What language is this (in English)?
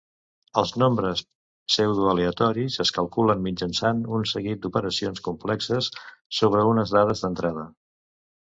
Catalan